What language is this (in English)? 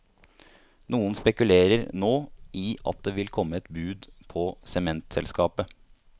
Norwegian